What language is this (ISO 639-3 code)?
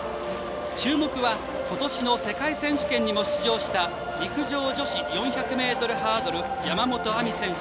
jpn